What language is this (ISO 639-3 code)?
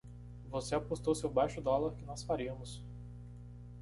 por